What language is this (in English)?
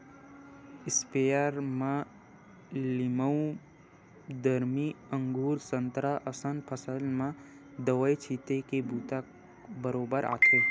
Chhattisgarhi